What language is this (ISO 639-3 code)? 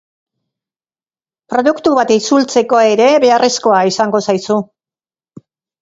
eus